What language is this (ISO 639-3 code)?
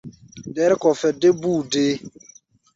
gba